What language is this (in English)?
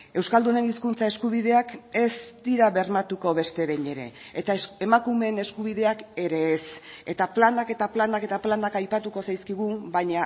Basque